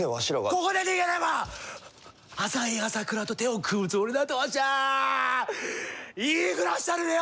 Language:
Japanese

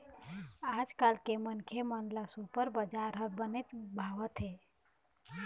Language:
Chhattisgarhi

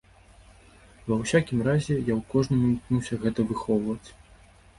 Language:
Belarusian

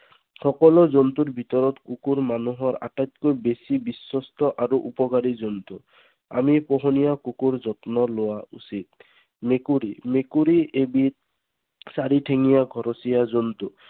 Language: Assamese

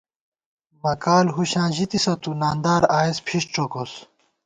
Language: Gawar-Bati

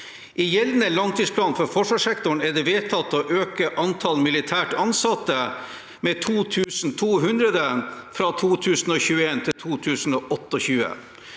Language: Norwegian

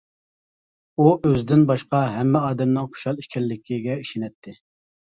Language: Uyghur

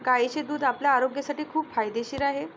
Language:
Marathi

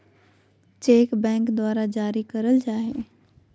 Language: Magahi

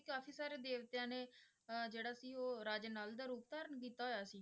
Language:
Punjabi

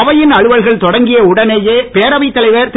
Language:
Tamil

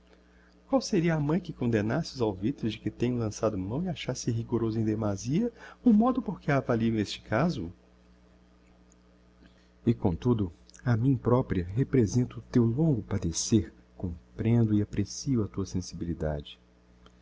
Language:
Portuguese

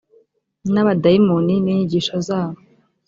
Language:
Kinyarwanda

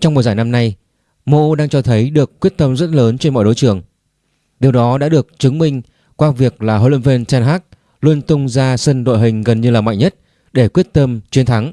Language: Vietnamese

